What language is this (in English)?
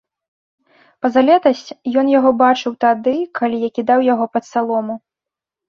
Belarusian